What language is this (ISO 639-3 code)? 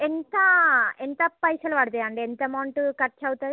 tel